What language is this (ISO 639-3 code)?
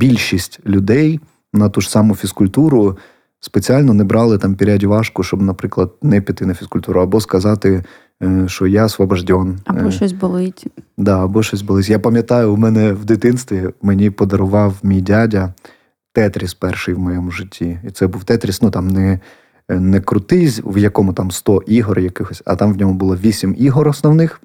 ukr